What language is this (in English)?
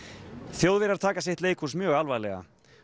Icelandic